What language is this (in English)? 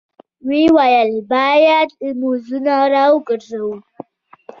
Pashto